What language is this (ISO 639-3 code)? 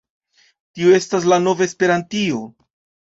epo